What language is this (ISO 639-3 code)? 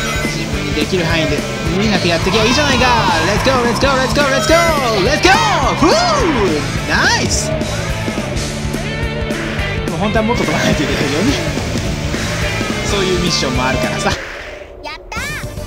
jpn